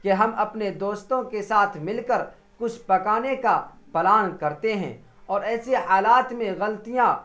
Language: Urdu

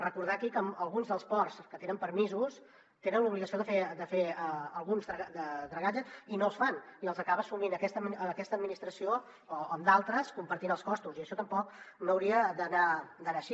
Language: Catalan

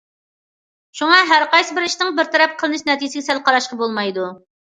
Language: Uyghur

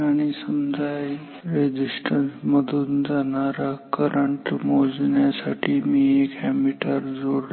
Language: Marathi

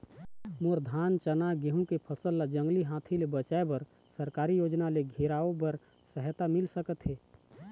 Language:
Chhattisgarhi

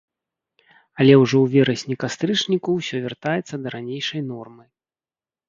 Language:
Belarusian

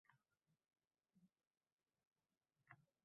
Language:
Uzbek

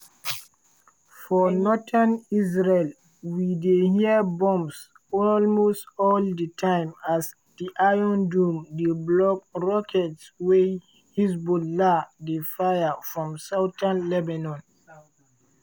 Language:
Nigerian Pidgin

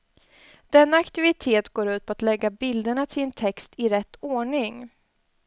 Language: Swedish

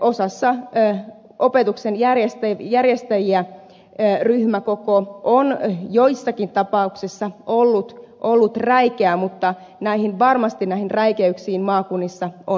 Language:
Finnish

